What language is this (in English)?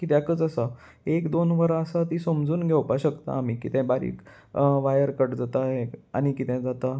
Konkani